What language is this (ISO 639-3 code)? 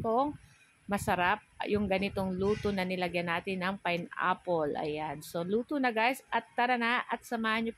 fil